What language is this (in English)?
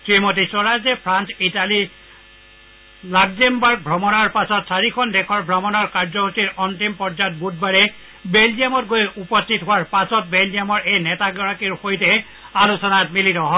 Assamese